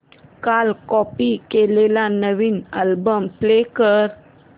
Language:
Marathi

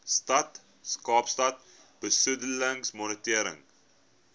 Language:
Afrikaans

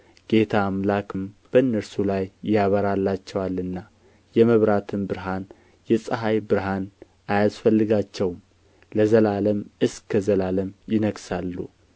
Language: Amharic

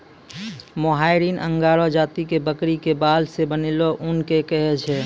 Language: Maithili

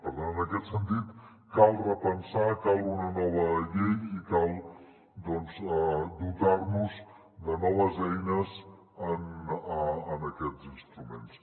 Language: Catalan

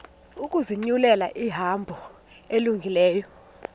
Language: Xhosa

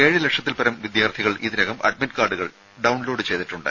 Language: Malayalam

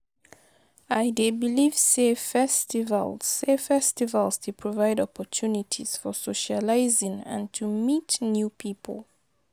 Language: Nigerian Pidgin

